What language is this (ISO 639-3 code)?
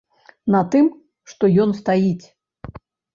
bel